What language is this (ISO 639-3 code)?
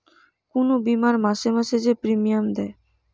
ben